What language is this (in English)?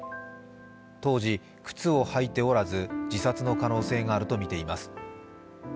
Japanese